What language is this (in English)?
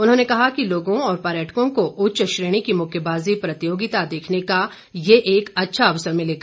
Hindi